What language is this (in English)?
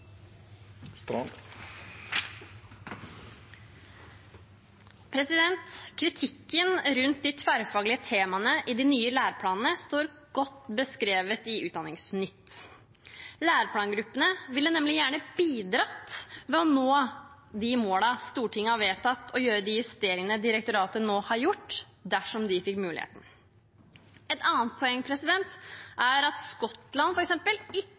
Norwegian Bokmål